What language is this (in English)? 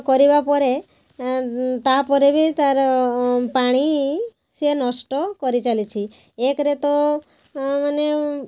Odia